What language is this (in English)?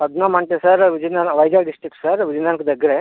Telugu